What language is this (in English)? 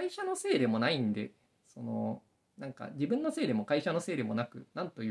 Japanese